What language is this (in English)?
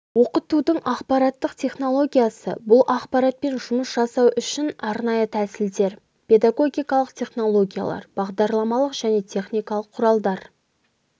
Kazakh